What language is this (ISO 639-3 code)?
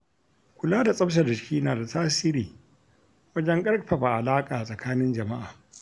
hau